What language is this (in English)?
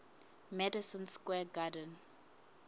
Southern Sotho